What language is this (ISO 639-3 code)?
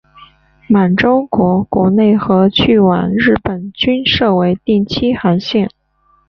zho